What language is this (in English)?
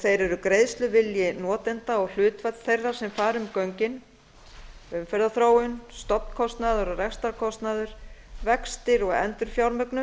Icelandic